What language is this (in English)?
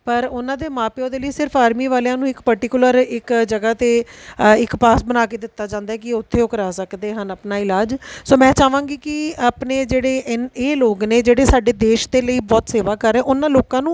Punjabi